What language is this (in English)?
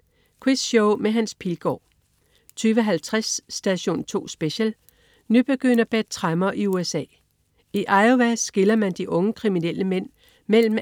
Danish